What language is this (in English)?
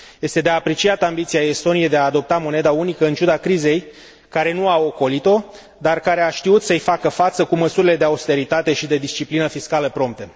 Romanian